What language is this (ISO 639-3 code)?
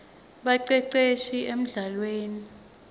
ssw